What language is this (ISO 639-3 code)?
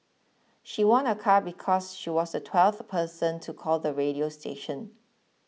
eng